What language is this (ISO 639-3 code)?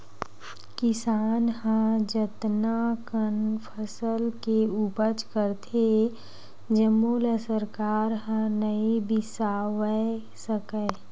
hne